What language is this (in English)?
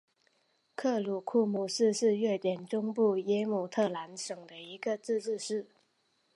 Chinese